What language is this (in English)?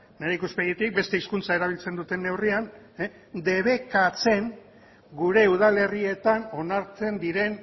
Basque